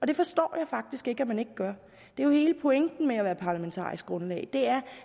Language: Danish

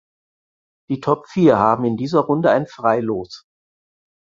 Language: German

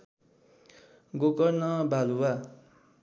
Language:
Nepali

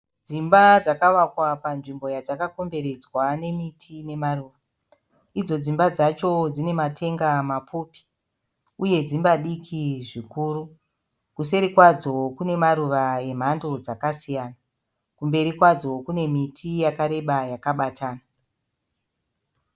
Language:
Shona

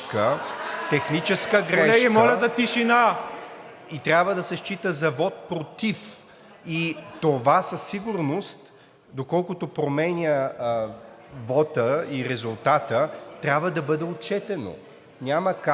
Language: Bulgarian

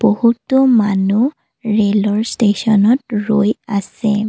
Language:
Assamese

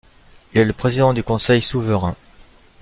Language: French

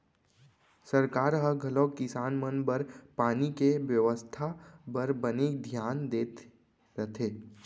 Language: Chhattisgarhi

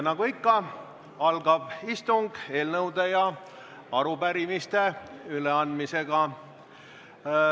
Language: Estonian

